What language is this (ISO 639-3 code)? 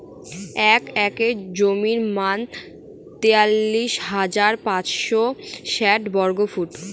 ben